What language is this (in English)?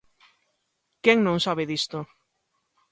Galician